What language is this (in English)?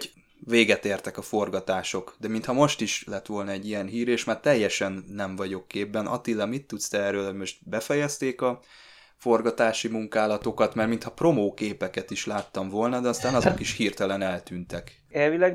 Hungarian